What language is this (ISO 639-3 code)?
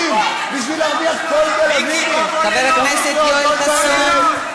heb